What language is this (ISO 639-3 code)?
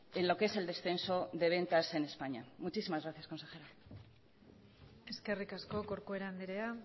spa